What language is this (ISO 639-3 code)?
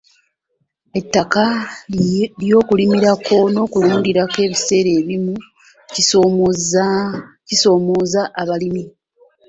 lug